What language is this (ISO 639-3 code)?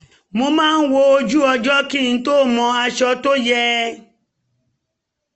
yor